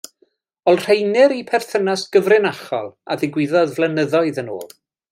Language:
Welsh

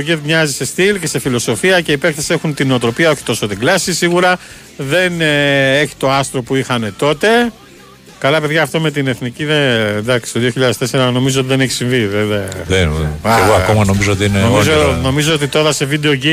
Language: Greek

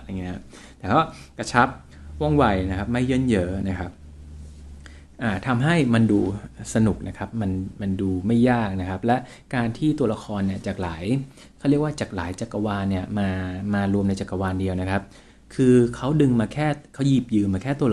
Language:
Thai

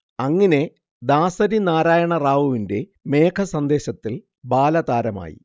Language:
Malayalam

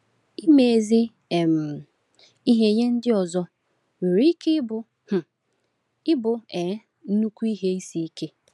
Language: Igbo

